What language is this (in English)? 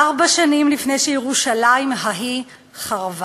Hebrew